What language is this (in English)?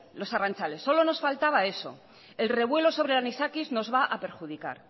Spanish